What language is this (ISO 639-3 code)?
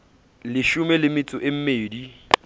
sot